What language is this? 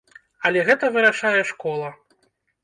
Belarusian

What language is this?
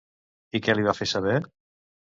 Catalan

